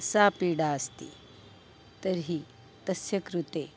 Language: Sanskrit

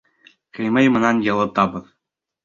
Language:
Bashkir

